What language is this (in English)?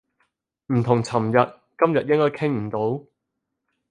Cantonese